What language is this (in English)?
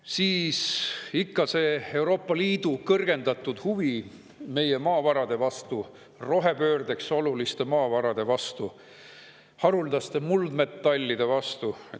Estonian